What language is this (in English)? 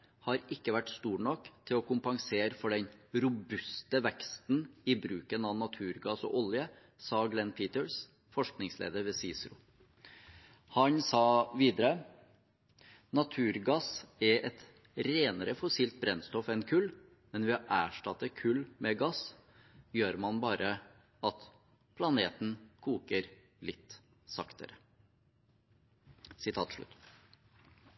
Norwegian Bokmål